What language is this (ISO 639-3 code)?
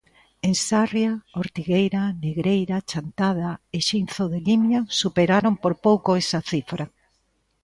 glg